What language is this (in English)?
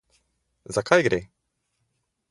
Slovenian